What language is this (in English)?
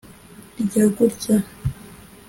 Kinyarwanda